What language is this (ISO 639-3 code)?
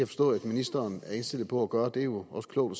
dan